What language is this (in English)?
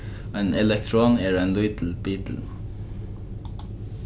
Faroese